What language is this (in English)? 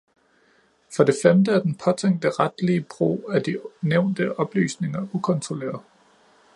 Danish